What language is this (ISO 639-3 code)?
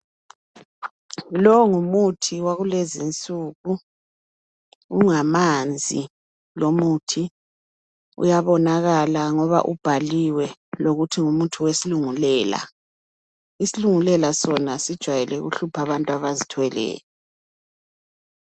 nde